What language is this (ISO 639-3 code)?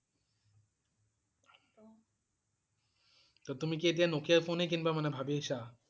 asm